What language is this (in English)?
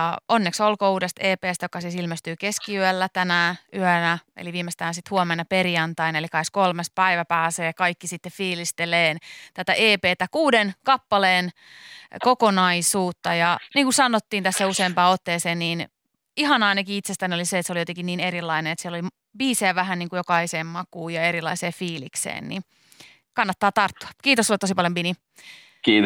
Finnish